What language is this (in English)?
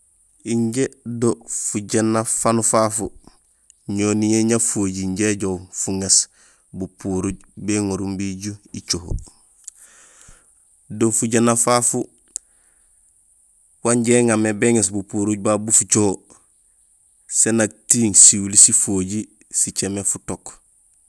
Gusilay